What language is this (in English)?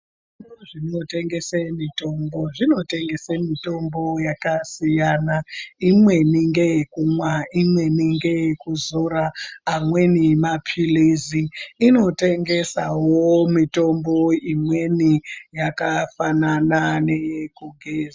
Ndau